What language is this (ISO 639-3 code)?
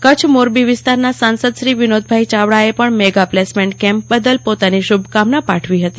guj